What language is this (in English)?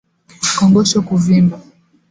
Swahili